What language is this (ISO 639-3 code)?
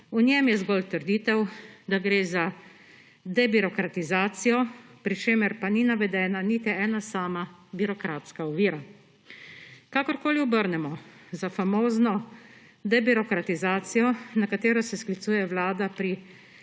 slv